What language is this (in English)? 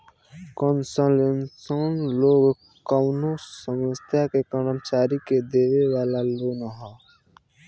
Bhojpuri